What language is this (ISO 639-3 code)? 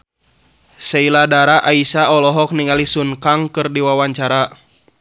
sun